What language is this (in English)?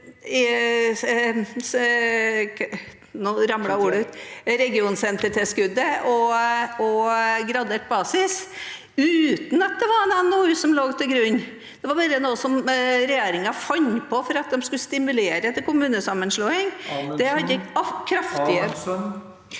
Norwegian